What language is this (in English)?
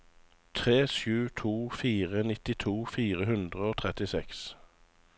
Norwegian